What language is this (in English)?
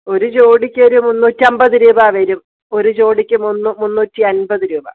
Malayalam